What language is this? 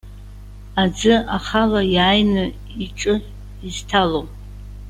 Abkhazian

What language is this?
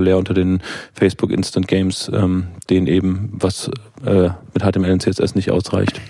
German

